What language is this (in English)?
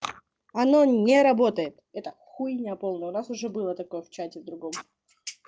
Russian